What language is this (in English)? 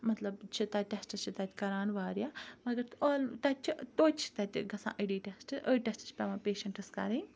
Kashmiri